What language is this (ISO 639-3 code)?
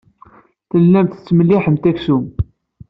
kab